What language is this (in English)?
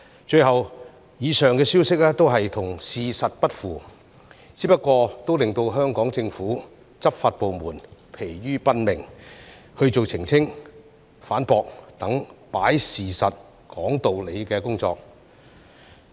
Cantonese